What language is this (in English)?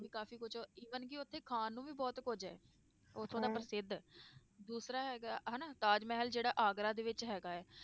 Punjabi